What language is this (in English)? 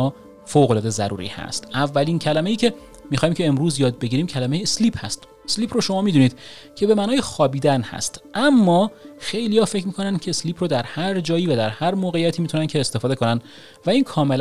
Persian